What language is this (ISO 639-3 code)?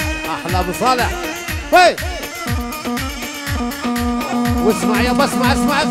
ara